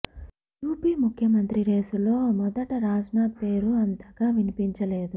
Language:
Telugu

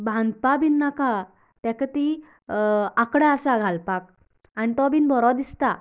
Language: Konkani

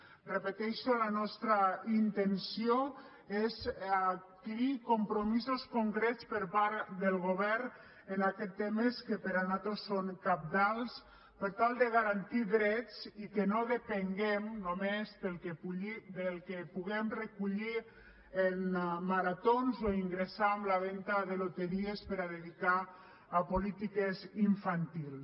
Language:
Catalan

